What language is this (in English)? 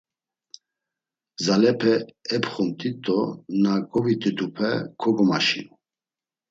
Laz